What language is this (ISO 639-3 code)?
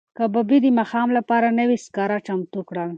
pus